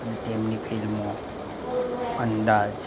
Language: Gujarati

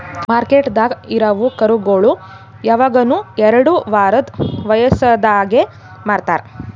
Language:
Kannada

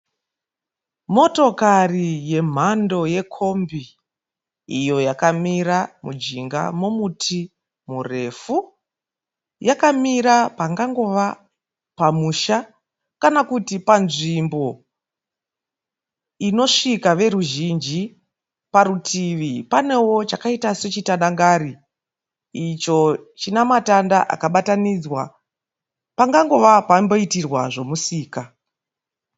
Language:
Shona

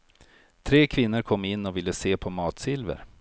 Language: Swedish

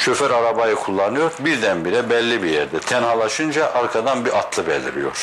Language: Turkish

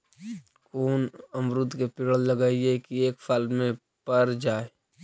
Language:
Magahi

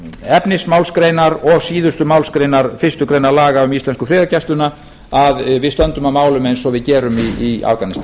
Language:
Icelandic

